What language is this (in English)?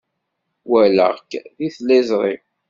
Kabyle